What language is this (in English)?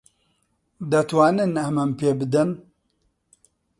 Central Kurdish